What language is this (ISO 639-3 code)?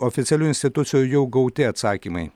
lit